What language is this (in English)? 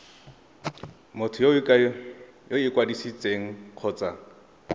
Tswana